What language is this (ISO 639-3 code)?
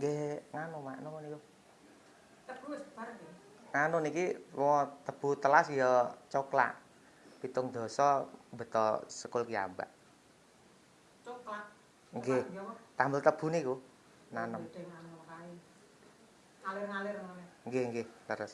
ind